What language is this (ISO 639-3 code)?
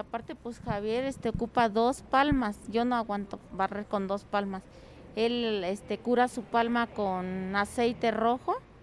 spa